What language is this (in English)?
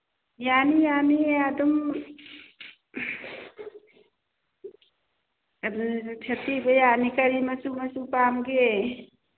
Manipuri